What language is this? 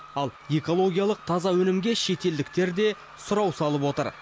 Kazakh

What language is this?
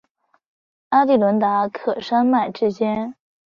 Chinese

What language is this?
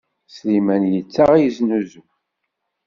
Kabyle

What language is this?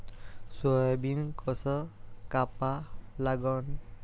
Marathi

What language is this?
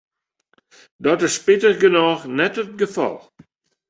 Western Frisian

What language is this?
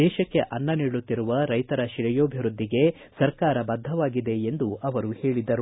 Kannada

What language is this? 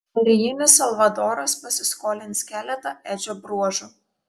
Lithuanian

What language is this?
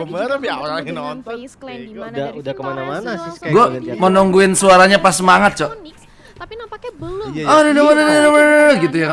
Indonesian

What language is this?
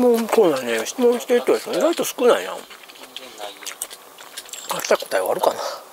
Japanese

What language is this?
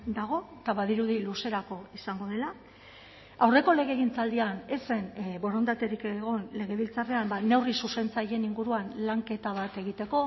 Basque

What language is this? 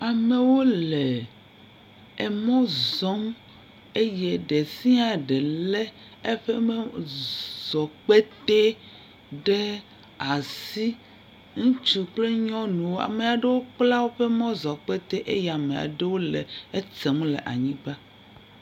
Ewe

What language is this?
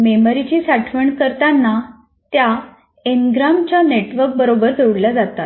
Marathi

